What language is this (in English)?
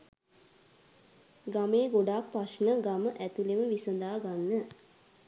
Sinhala